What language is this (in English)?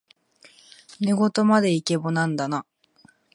Japanese